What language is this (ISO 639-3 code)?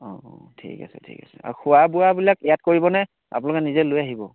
asm